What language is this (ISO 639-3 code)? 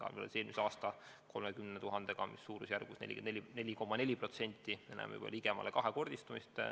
est